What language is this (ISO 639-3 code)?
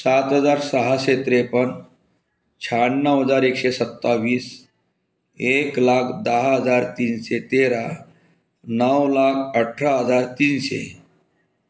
mar